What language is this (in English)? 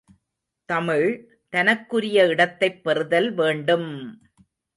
Tamil